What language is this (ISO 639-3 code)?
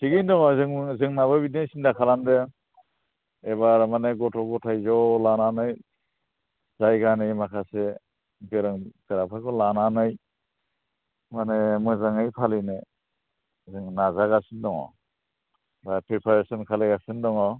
brx